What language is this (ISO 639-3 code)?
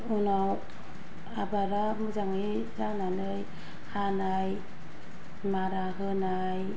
brx